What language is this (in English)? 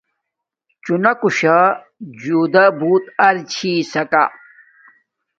Domaaki